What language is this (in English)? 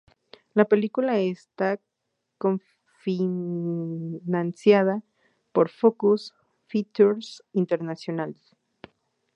Spanish